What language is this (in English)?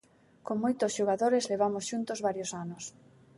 Galician